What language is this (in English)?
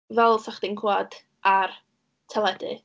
Welsh